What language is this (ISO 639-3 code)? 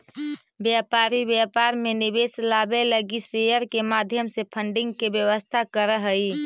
mag